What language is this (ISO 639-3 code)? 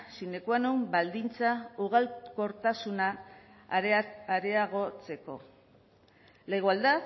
eus